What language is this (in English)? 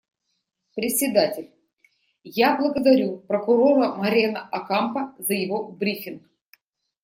Russian